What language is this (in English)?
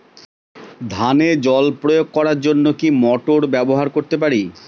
Bangla